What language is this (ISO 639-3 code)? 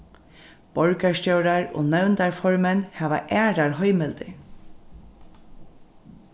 fao